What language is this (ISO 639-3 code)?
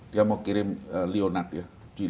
ind